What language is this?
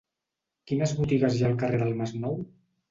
Catalan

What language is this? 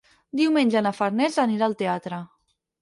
Catalan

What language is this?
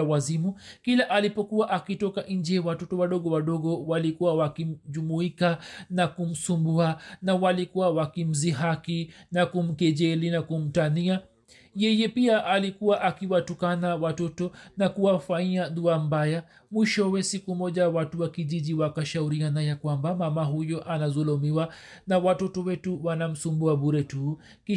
Swahili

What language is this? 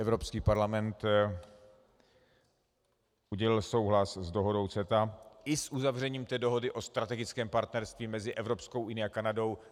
Czech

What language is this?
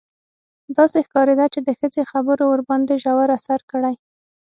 Pashto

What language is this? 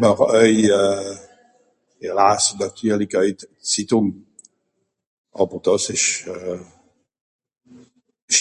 Swiss German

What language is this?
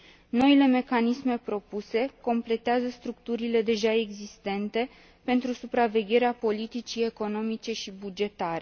Romanian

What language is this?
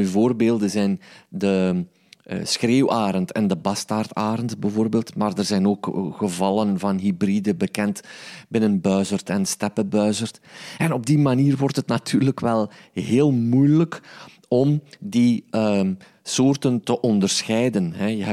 Dutch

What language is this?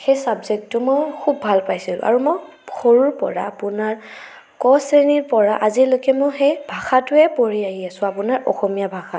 Assamese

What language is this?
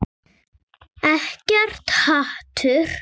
Icelandic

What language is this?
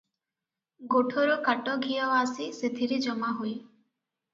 Odia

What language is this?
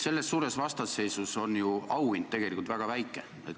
Estonian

